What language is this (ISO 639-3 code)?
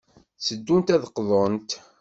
kab